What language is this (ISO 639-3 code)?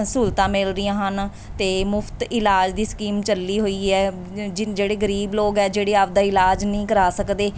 pan